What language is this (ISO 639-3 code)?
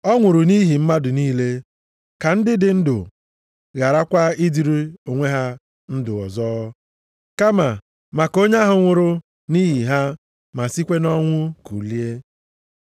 ibo